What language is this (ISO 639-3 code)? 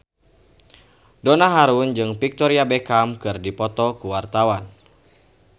sun